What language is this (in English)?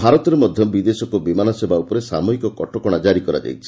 Odia